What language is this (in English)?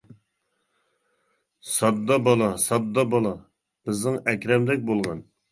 Uyghur